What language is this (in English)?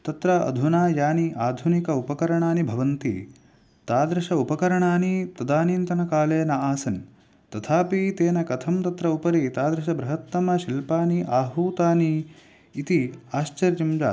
Sanskrit